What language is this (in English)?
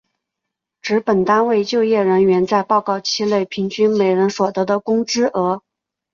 Chinese